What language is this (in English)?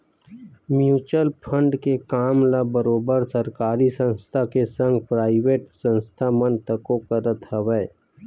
Chhattisgarhi